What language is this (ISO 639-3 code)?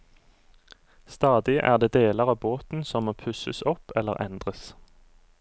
nor